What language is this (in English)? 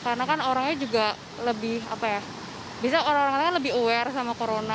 Indonesian